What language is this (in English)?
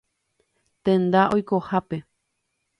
Guarani